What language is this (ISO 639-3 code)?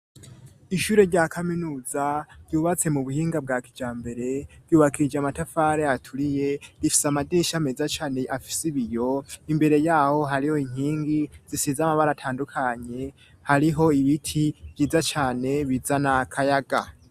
run